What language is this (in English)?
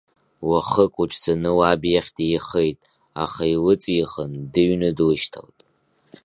Abkhazian